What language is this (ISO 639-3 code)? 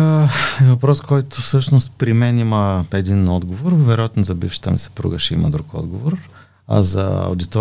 bul